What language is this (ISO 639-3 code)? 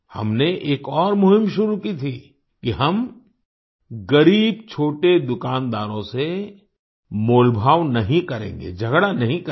hin